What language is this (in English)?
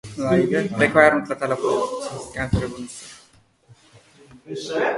Uzbek